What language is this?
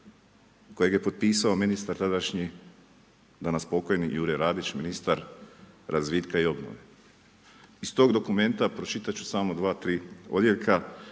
Croatian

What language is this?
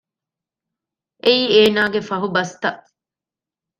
Divehi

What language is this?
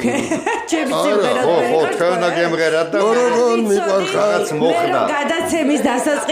Romanian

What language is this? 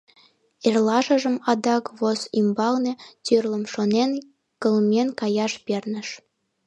Mari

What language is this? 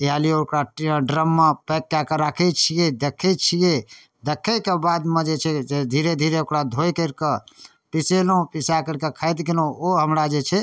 Maithili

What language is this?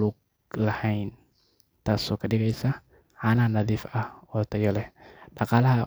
Somali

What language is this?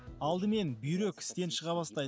Kazakh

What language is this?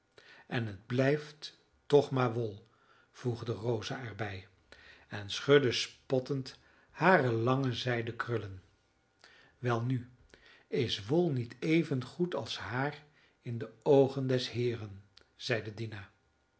Dutch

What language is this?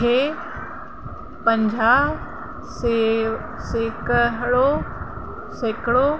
Sindhi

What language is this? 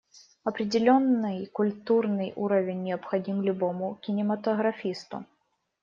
Russian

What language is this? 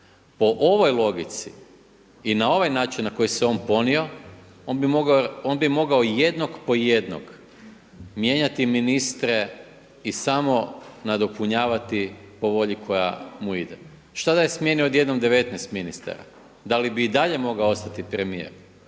Croatian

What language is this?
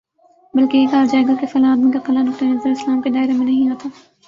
Urdu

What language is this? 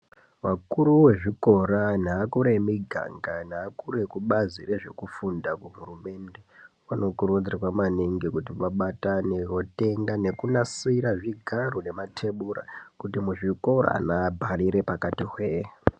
Ndau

